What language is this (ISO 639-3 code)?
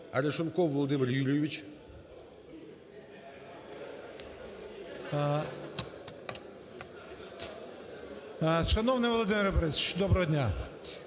ukr